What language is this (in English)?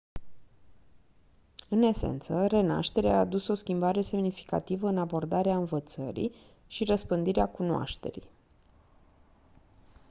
Romanian